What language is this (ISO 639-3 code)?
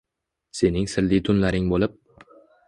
uzb